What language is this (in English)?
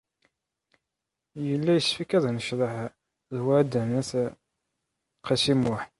Kabyle